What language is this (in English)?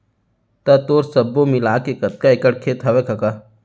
Chhattisgarhi